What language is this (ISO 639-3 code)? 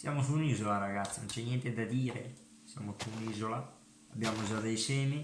ita